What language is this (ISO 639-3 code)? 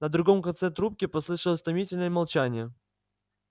rus